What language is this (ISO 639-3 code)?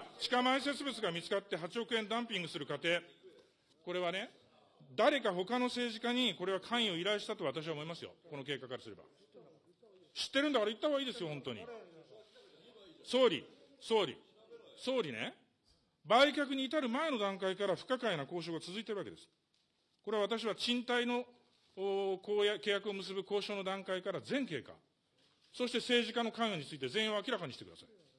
jpn